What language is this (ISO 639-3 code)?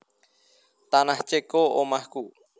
jav